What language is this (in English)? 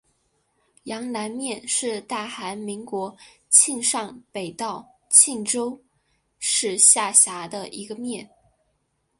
Chinese